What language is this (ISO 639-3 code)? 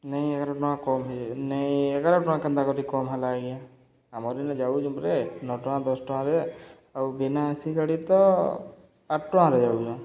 ori